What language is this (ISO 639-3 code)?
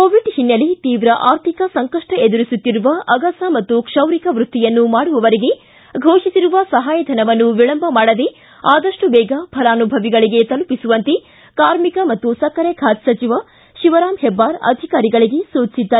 kan